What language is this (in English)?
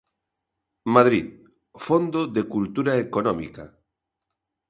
Galician